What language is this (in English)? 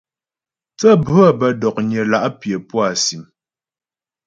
Ghomala